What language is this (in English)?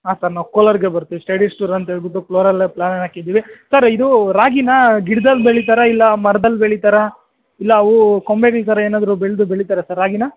Kannada